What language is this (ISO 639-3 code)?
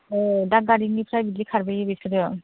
brx